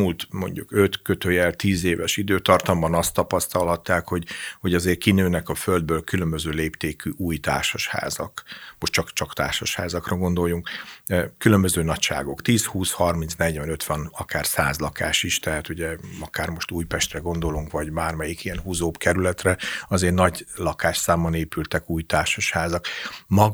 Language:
Hungarian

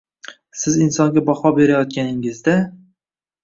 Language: Uzbek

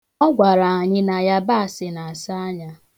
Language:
Igbo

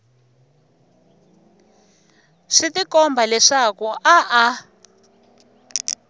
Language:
Tsonga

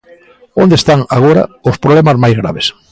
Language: Galician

